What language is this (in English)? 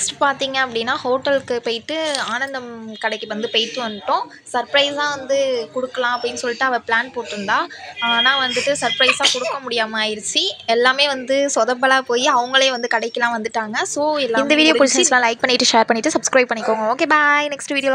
Indonesian